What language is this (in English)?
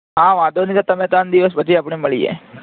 Gujarati